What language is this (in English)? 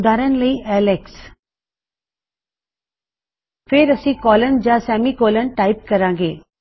Punjabi